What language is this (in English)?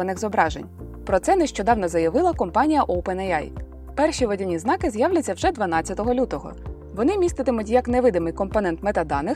Ukrainian